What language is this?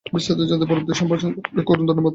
Bangla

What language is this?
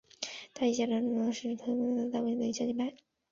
Chinese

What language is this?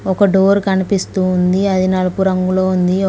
Telugu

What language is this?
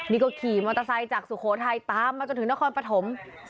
Thai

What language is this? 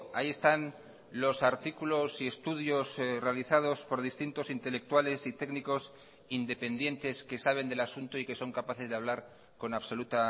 Spanish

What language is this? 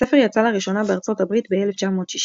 Hebrew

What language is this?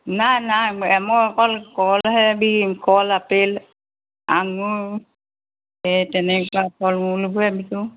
Assamese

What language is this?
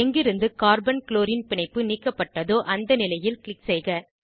Tamil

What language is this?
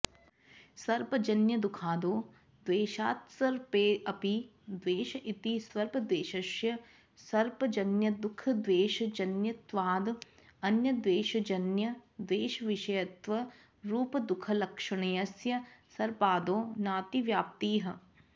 Sanskrit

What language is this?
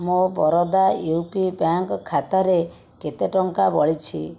Odia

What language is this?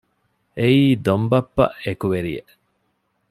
Divehi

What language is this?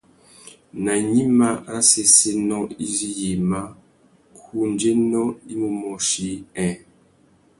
Tuki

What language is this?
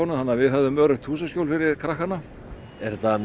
Icelandic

